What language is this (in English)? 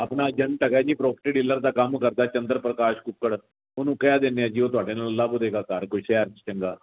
Punjabi